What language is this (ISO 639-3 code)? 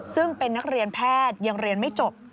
tha